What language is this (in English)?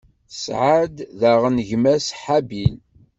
Kabyle